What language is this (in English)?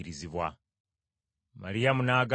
Ganda